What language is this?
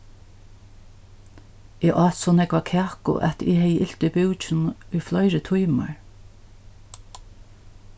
Faroese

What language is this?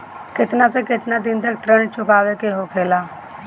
Bhojpuri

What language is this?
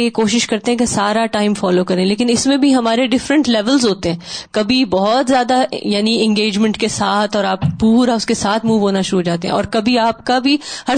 Urdu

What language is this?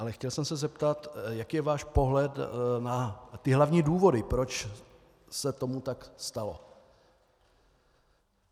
Czech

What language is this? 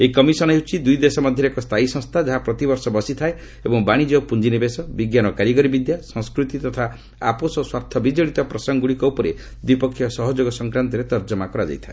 Odia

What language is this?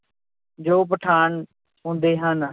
Punjabi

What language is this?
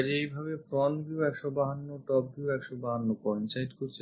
Bangla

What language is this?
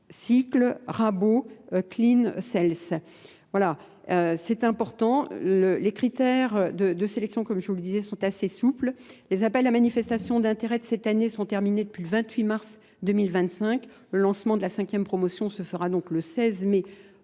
French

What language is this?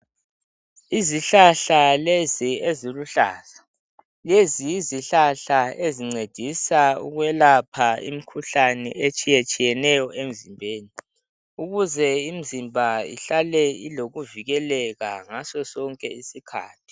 North Ndebele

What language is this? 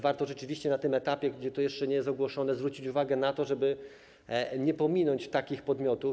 Polish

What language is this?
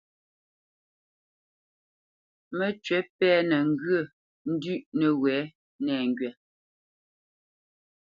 Bamenyam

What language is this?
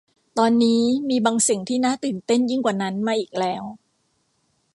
Thai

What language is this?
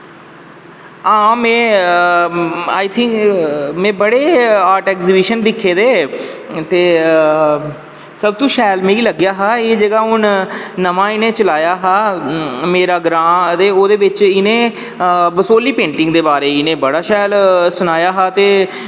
Dogri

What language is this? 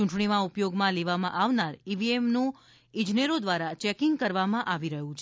Gujarati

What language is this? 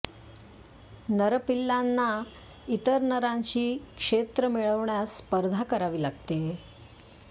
Marathi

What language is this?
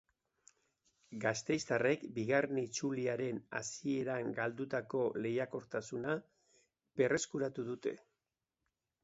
Basque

